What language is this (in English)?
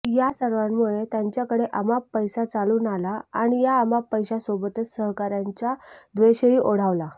Marathi